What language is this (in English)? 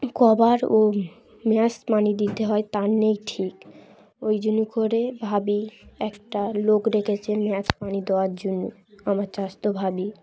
Bangla